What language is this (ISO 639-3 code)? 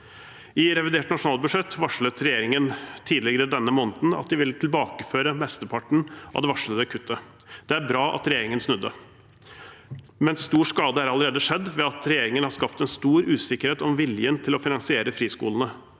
nor